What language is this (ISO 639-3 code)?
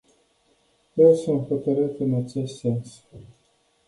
ron